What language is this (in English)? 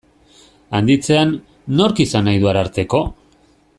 Basque